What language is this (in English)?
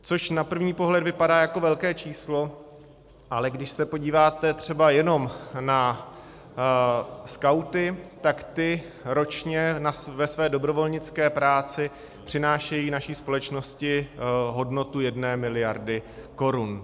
Czech